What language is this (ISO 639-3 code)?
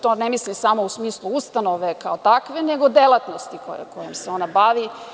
srp